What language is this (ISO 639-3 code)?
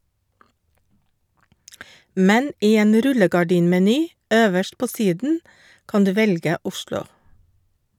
nor